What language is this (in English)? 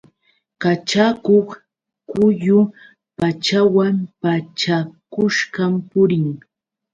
Yauyos Quechua